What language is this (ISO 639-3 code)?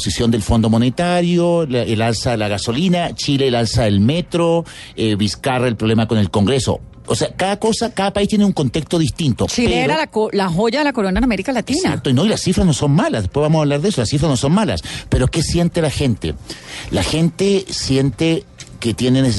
spa